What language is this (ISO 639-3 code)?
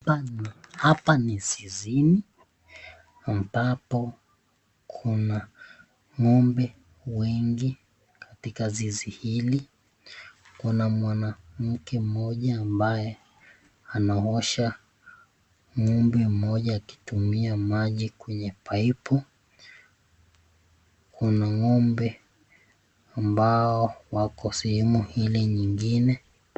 swa